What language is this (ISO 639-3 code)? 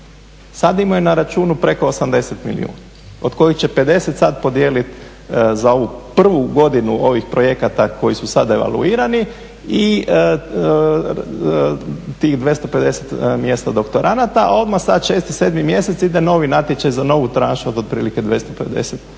hrv